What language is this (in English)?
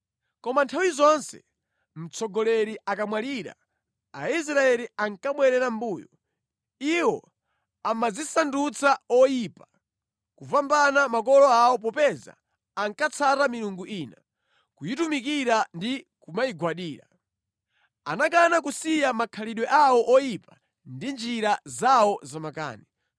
Nyanja